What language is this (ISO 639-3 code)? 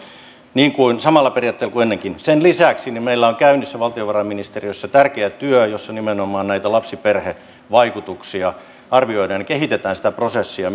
fin